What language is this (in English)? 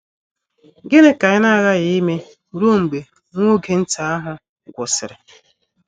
Igbo